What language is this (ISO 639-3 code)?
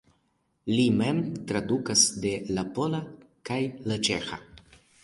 epo